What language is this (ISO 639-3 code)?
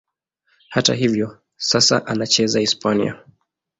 swa